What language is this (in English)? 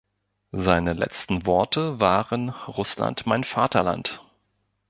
German